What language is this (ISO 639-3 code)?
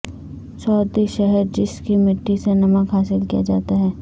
urd